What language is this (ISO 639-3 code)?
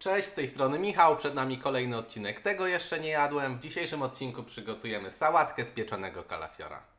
pol